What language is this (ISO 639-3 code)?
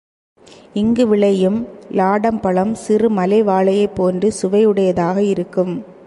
tam